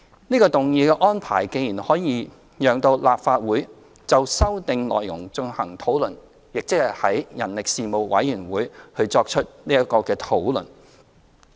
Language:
Cantonese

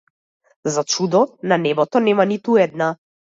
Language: Macedonian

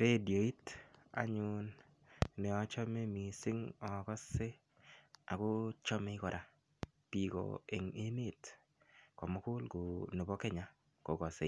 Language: Kalenjin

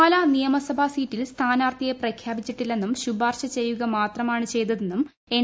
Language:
Malayalam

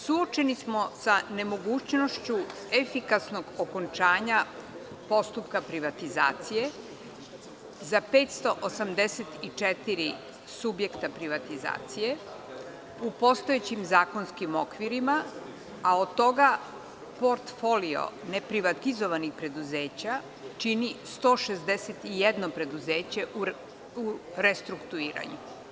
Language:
Serbian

